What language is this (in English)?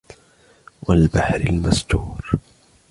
Arabic